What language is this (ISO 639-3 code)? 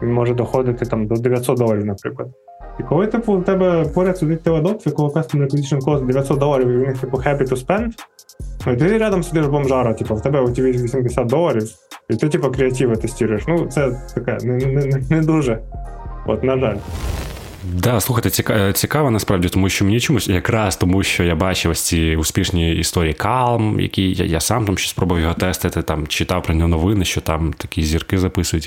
ukr